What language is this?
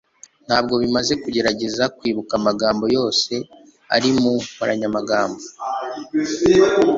Kinyarwanda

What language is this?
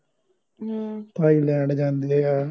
Punjabi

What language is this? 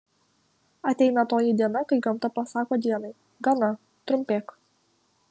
Lithuanian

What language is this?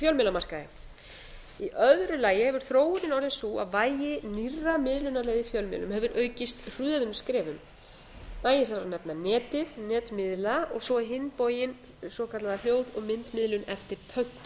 Icelandic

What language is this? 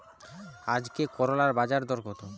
Bangla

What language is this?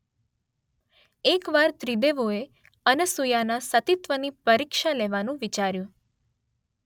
Gujarati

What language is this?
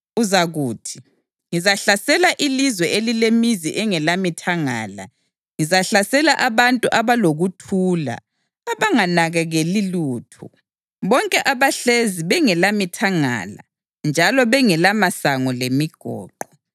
North Ndebele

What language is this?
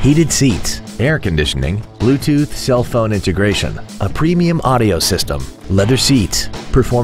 English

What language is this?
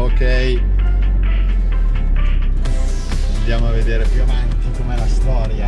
Italian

